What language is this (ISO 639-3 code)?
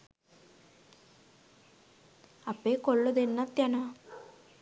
sin